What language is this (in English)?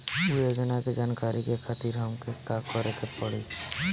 Bhojpuri